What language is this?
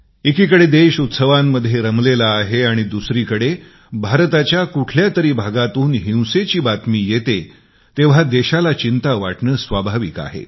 Marathi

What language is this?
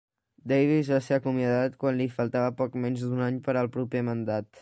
Catalan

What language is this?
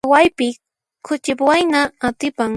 Puno Quechua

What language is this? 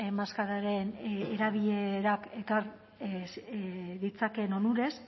Basque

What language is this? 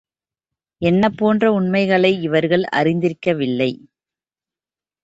Tamil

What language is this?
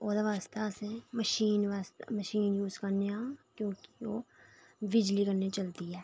Dogri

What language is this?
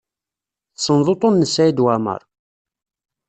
Kabyle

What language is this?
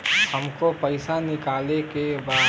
Bhojpuri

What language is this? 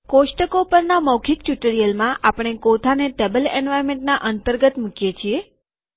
Gujarati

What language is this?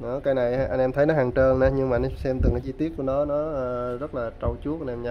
Vietnamese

